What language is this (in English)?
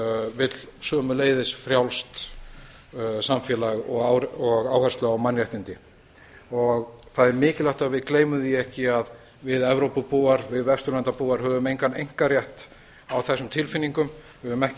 Icelandic